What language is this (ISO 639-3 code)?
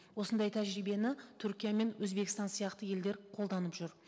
kaz